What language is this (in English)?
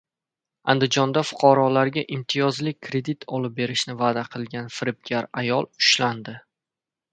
Uzbek